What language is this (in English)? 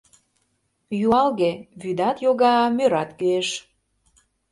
Mari